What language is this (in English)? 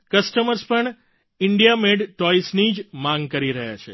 Gujarati